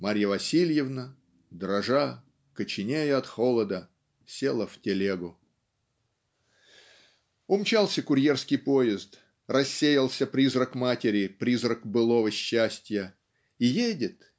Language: Russian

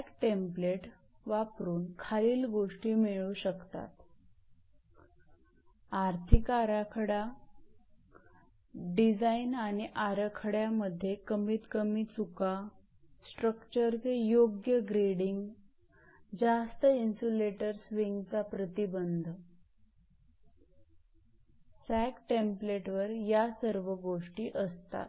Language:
Marathi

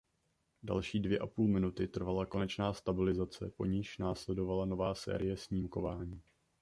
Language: Czech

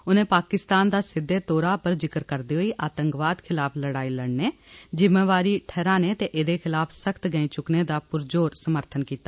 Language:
Dogri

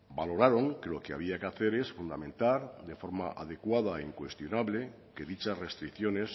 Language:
Spanish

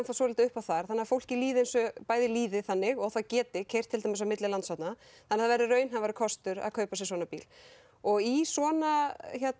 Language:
Icelandic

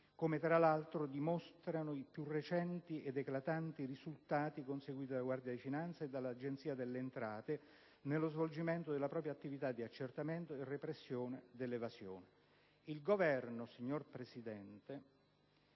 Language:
Italian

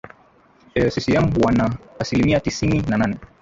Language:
Swahili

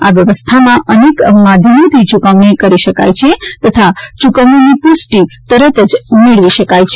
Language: Gujarati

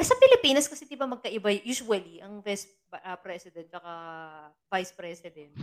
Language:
Filipino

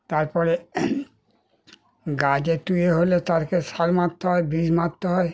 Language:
Bangla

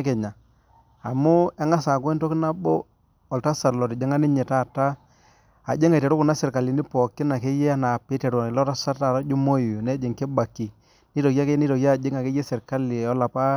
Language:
Masai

